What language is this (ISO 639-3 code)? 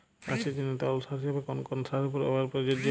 ben